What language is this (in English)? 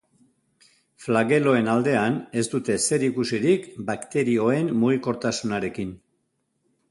Basque